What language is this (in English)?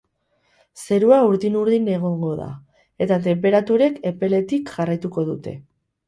Basque